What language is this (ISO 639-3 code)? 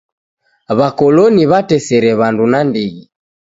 dav